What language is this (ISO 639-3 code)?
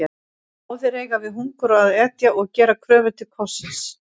isl